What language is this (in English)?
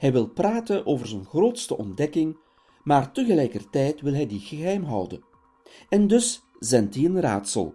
Dutch